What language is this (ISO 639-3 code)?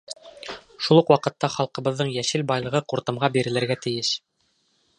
bak